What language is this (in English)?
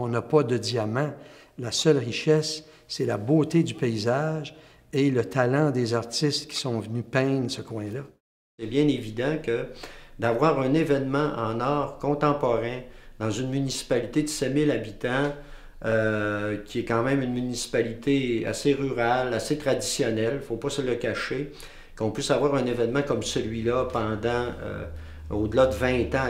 French